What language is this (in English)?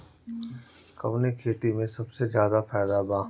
Bhojpuri